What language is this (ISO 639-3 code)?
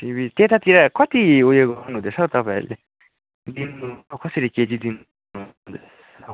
nep